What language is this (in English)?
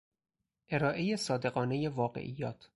Persian